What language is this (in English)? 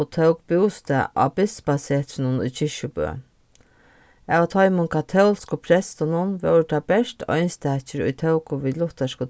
Faroese